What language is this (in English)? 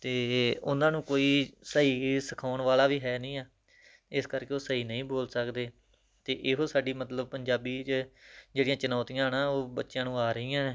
Punjabi